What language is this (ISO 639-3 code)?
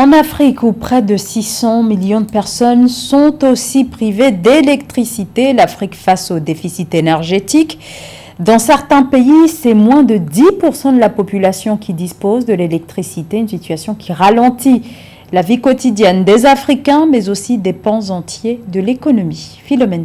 fra